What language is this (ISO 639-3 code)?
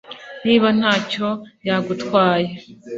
kin